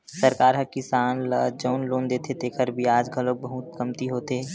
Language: Chhattisgarhi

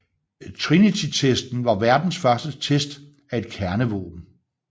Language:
Danish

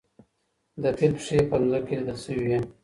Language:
Pashto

